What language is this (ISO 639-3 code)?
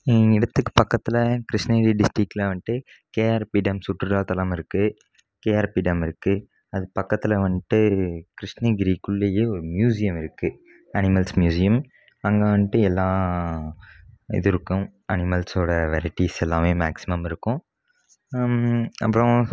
tam